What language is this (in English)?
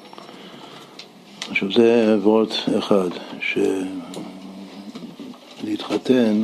Hebrew